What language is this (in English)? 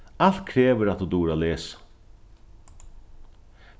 Faroese